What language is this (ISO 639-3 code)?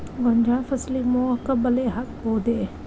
kan